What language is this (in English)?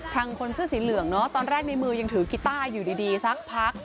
Thai